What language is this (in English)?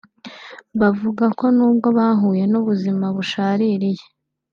Kinyarwanda